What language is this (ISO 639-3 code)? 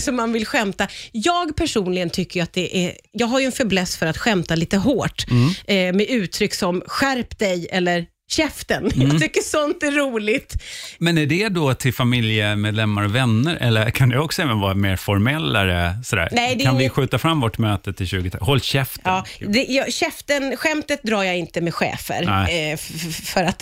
swe